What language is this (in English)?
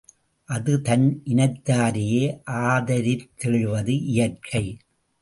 Tamil